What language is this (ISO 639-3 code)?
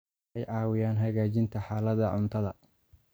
som